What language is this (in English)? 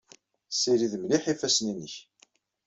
Kabyle